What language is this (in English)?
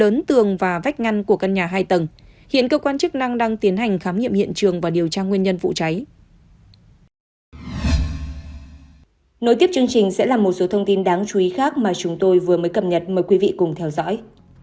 Vietnamese